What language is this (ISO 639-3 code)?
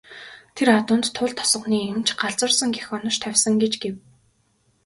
mon